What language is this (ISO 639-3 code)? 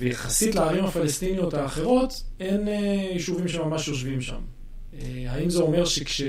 heb